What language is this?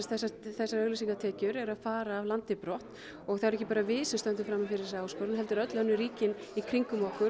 Icelandic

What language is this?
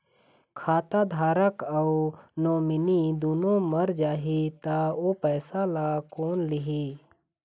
Chhattisgarhi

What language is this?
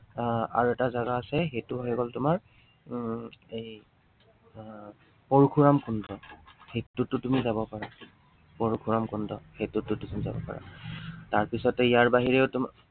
Assamese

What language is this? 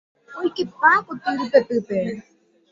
Guarani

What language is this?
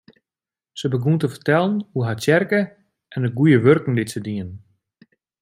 Western Frisian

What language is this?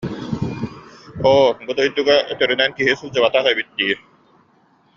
Yakut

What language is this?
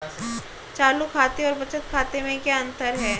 Hindi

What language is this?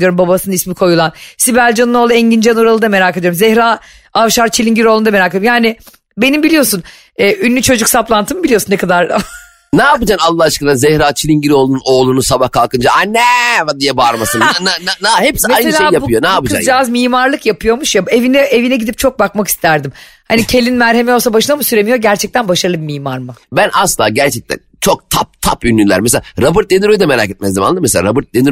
Turkish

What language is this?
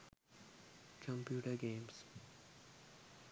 Sinhala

